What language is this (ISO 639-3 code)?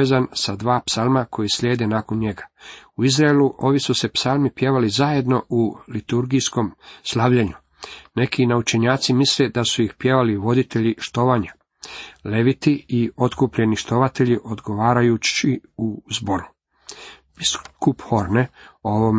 hrv